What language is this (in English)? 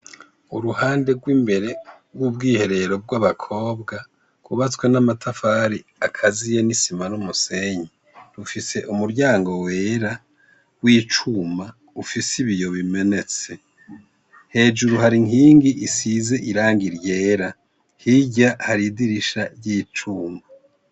Rundi